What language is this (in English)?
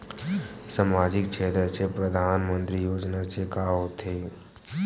Chhattisgarhi